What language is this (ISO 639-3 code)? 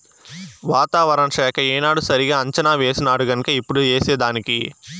tel